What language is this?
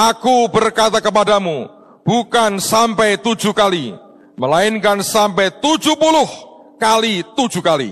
Indonesian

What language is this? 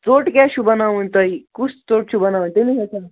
Kashmiri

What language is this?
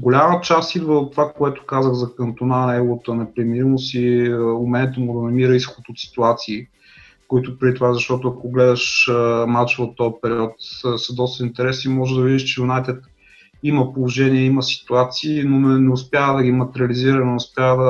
Bulgarian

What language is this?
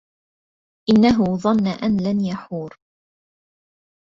Arabic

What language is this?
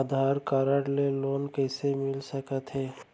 Chhattisgarhi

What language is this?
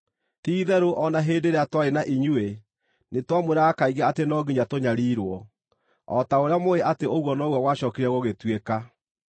Kikuyu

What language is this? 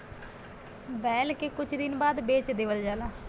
Bhojpuri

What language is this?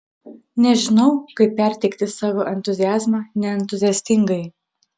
Lithuanian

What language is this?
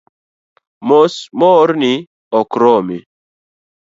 Luo (Kenya and Tanzania)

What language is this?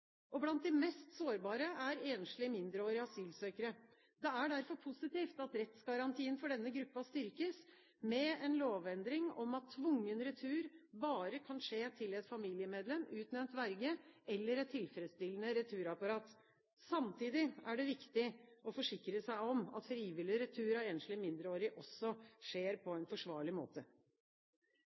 Norwegian Bokmål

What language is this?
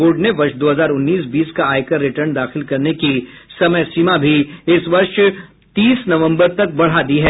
Hindi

